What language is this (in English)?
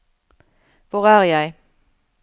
Norwegian